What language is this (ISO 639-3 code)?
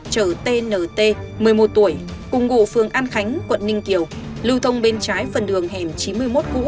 vie